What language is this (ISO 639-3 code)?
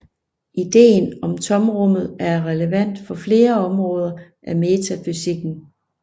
dan